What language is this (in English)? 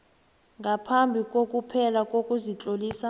South Ndebele